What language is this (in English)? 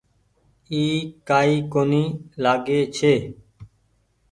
Goaria